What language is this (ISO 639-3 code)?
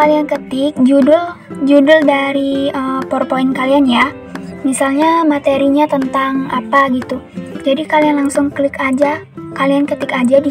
ind